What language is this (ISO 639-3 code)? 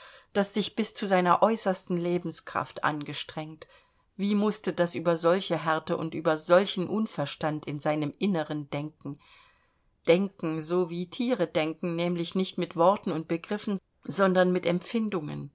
deu